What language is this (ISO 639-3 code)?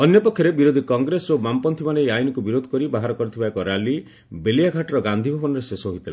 ori